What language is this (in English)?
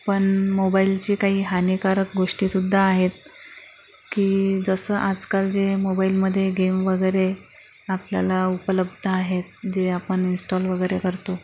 Marathi